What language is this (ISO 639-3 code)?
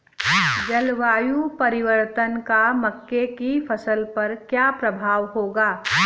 hin